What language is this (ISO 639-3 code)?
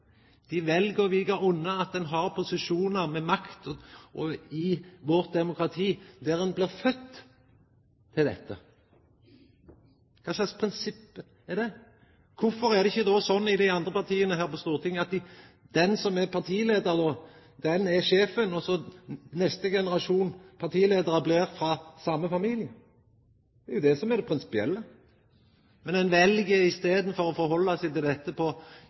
nno